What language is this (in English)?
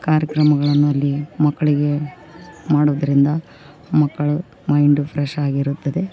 Kannada